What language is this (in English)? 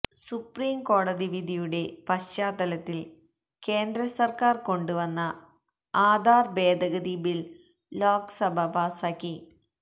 Malayalam